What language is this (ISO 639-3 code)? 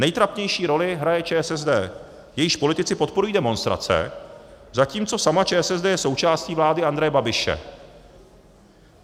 ces